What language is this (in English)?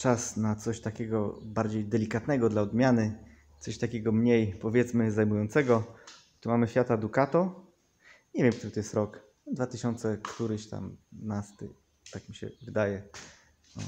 Polish